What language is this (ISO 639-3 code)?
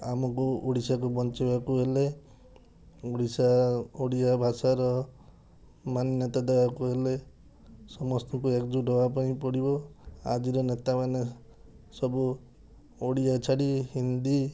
ori